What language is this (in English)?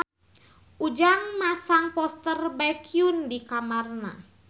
Sundanese